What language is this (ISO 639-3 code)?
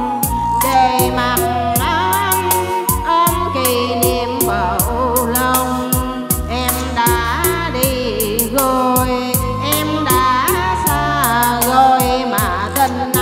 vie